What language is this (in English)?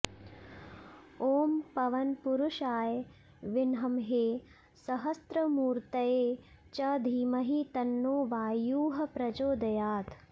Sanskrit